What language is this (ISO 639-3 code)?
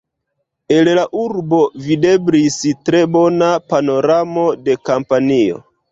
epo